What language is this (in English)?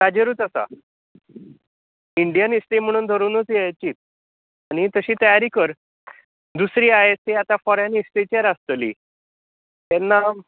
Konkani